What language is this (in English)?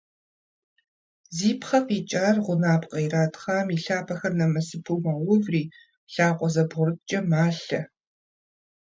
Kabardian